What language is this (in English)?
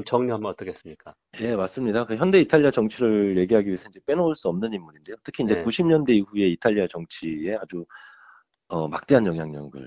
Korean